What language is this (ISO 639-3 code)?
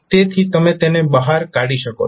guj